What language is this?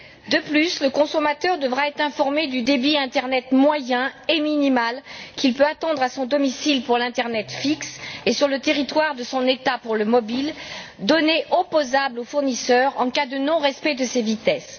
French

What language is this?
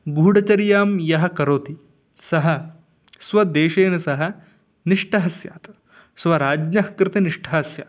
Sanskrit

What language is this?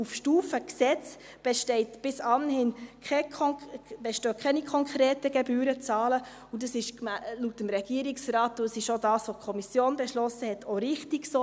Swiss German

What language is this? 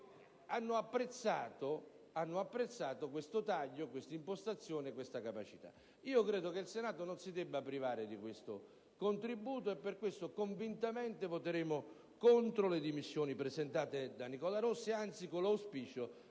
Italian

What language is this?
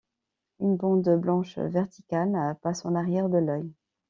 French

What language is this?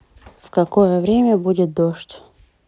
Russian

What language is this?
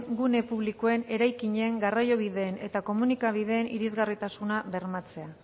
Basque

